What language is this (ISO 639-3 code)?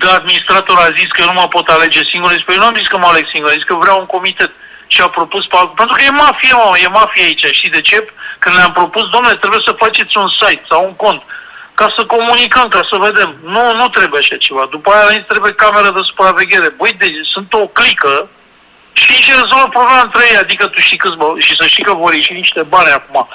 ron